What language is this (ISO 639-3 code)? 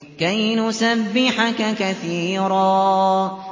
ara